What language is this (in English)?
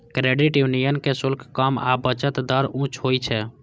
Maithili